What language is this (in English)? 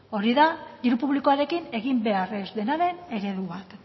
Basque